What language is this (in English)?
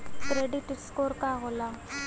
Bhojpuri